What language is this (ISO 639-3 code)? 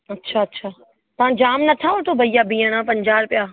snd